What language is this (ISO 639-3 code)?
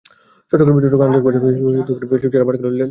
ben